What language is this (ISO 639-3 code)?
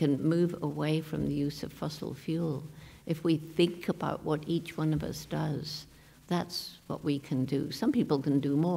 eng